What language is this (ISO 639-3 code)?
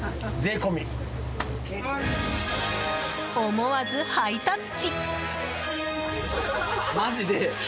jpn